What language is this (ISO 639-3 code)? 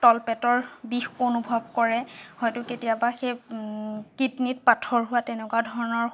asm